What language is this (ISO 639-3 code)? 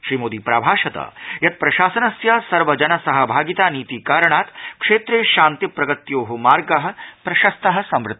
san